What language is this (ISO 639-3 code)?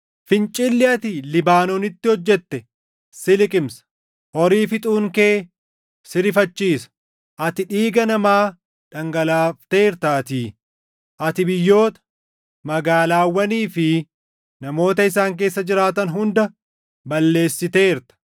orm